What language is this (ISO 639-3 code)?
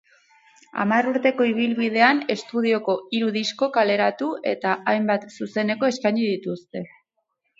eus